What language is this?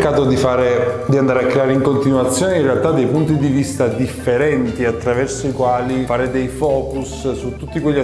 Italian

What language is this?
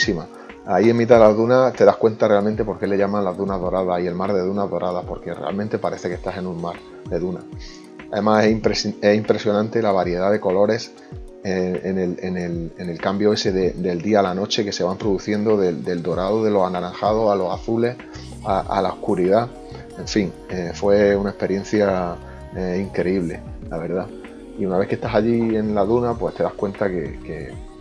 Spanish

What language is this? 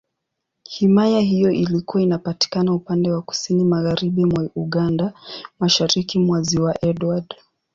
Swahili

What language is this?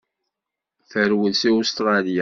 Kabyle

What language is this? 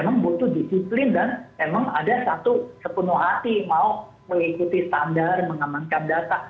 Indonesian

